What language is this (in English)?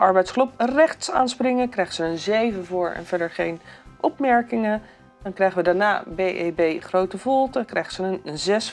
Dutch